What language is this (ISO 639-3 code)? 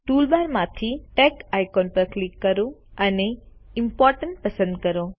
guj